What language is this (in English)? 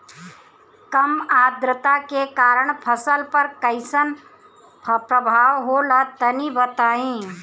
Bhojpuri